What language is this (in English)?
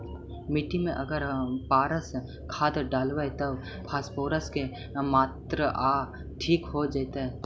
Magahi